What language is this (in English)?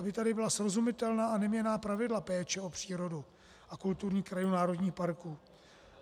Czech